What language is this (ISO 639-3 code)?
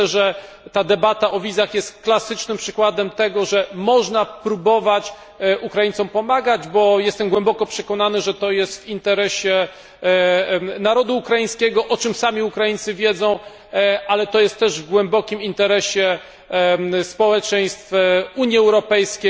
pol